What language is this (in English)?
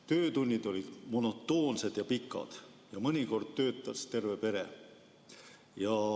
Estonian